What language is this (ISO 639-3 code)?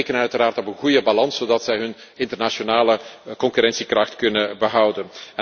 nld